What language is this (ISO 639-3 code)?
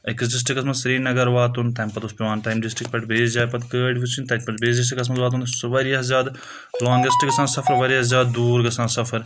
kas